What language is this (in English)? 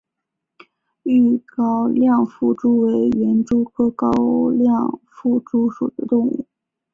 Chinese